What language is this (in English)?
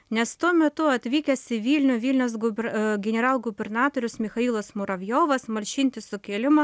Lithuanian